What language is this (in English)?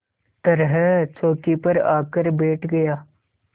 Hindi